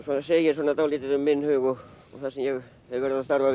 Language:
Icelandic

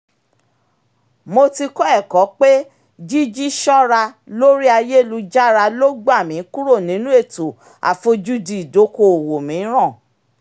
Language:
Yoruba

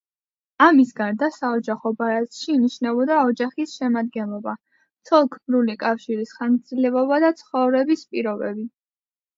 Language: Georgian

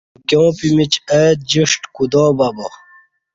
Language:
Kati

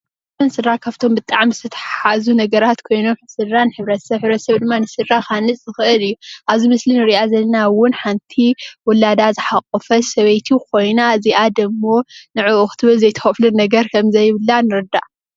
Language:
Tigrinya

